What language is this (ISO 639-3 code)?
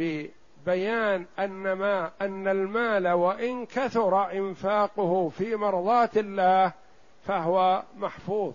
ara